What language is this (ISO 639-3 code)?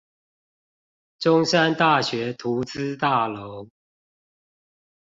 zho